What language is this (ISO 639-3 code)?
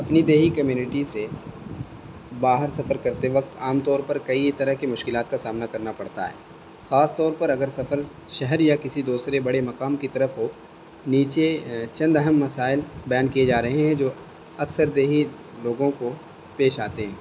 urd